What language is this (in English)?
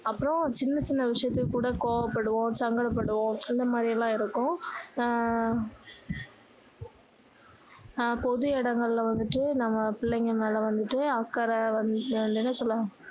Tamil